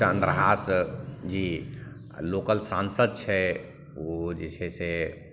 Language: Maithili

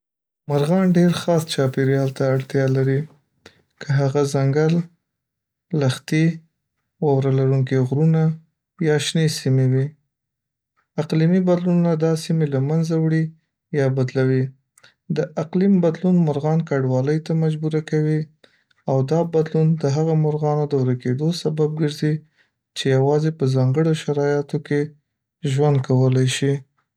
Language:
Pashto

